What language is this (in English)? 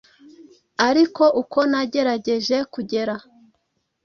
Kinyarwanda